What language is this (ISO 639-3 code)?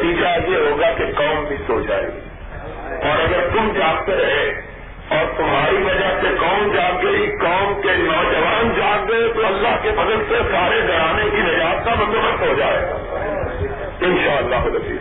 urd